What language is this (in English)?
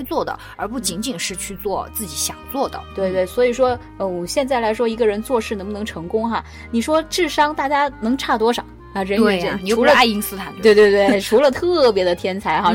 Chinese